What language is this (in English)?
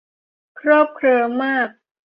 Thai